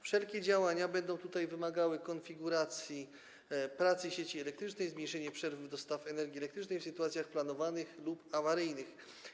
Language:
Polish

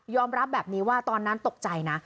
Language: Thai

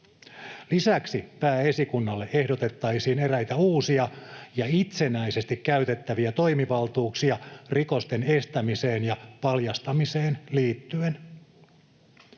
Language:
Finnish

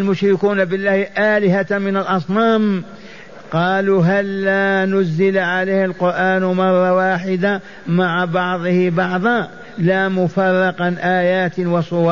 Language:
Arabic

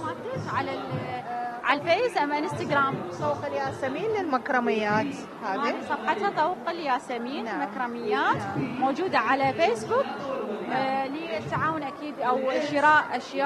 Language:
Arabic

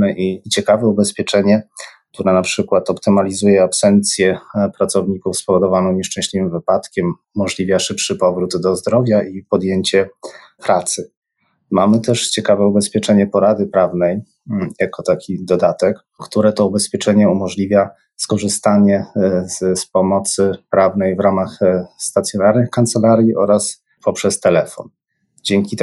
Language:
Polish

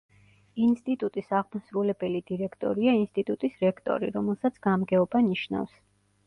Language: Georgian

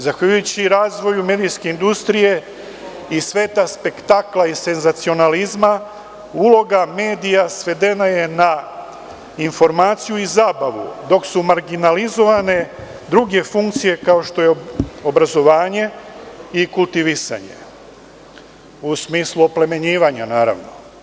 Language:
Serbian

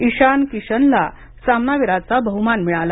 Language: Marathi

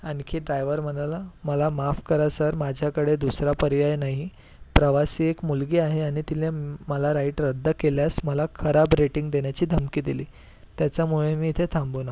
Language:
Marathi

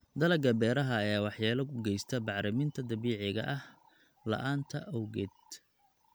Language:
Somali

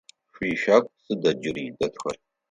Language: Adyghe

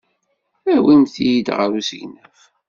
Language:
Kabyle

